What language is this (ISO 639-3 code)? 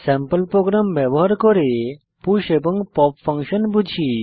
ben